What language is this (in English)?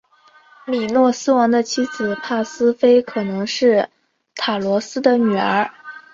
Chinese